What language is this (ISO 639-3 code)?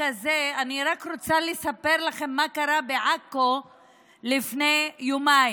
heb